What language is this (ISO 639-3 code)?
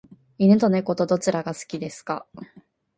jpn